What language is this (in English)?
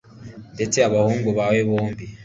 Kinyarwanda